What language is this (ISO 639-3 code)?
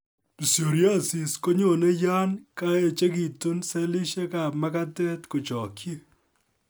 kln